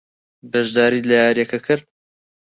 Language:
Central Kurdish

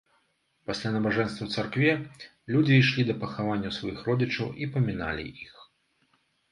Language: Belarusian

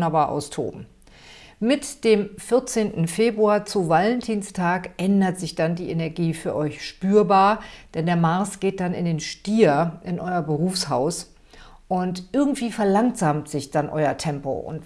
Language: German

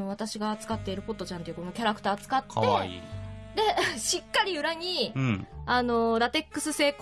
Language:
Japanese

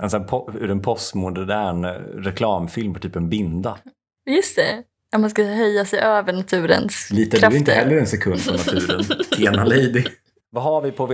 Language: Swedish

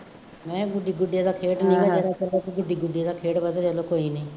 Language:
Punjabi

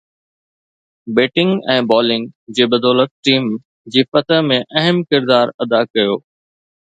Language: Sindhi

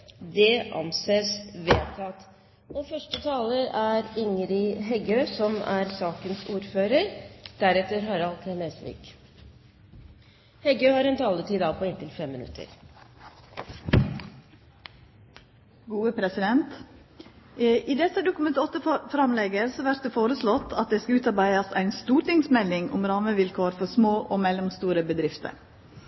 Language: Norwegian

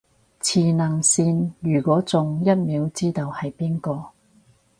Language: Cantonese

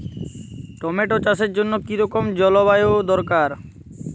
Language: Bangla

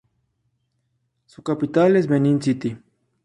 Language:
Spanish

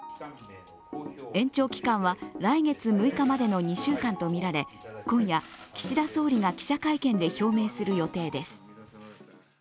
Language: Japanese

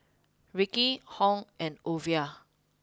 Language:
English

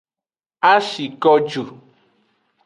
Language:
Aja (Benin)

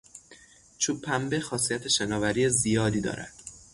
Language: Persian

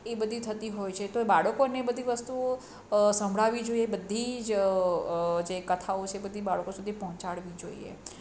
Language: Gujarati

